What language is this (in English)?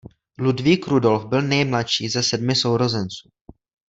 Czech